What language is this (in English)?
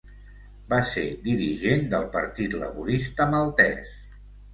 Catalan